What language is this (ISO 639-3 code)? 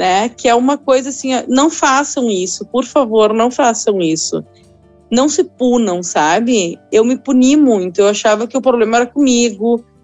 por